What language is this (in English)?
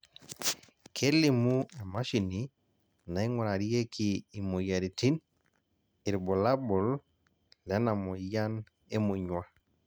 Masai